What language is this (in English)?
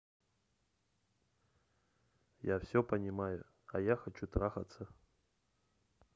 Russian